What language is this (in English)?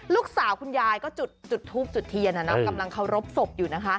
Thai